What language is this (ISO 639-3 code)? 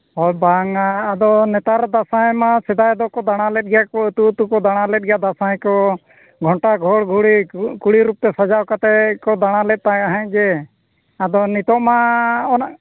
sat